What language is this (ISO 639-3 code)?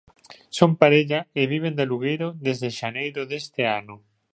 glg